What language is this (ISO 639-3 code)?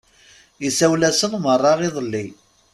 kab